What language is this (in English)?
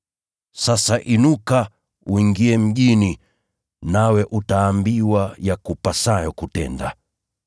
Swahili